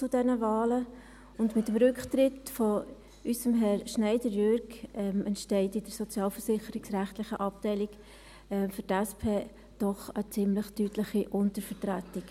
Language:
Swiss German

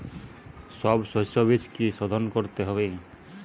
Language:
Bangla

